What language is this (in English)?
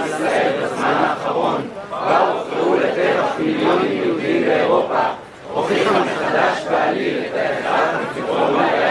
Hebrew